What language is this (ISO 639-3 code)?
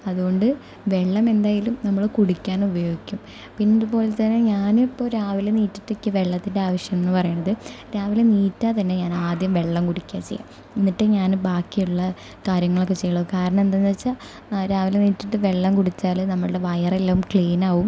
mal